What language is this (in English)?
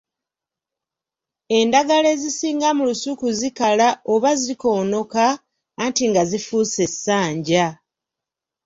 Ganda